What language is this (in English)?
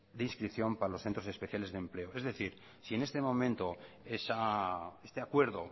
Spanish